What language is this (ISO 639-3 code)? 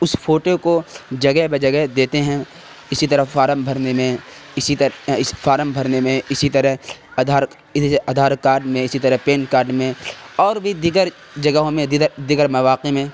urd